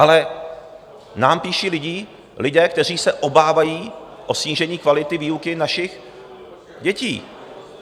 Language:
Czech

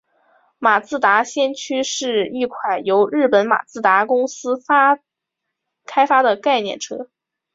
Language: Chinese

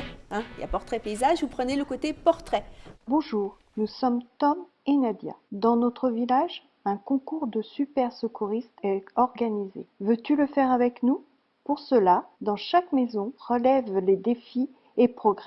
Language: French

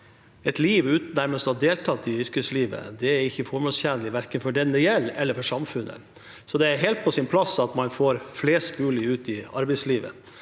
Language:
Norwegian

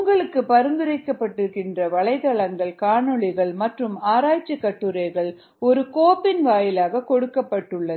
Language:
Tamil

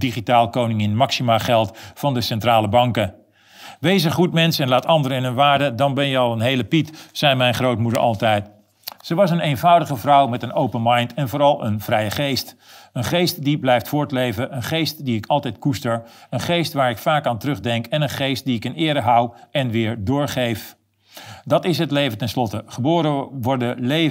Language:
Dutch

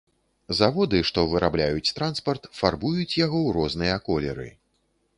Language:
Belarusian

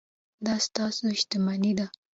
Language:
Pashto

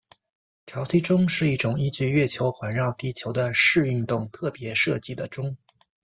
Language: Chinese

